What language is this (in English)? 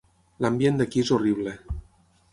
Catalan